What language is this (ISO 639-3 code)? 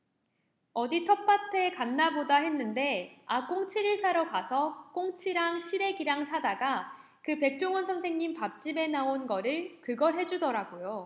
kor